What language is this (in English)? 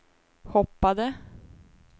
Swedish